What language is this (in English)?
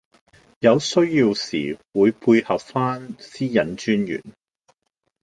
Cantonese